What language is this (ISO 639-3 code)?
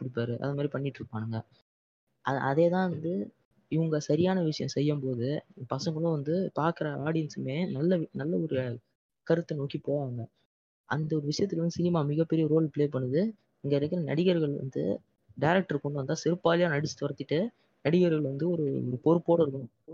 tam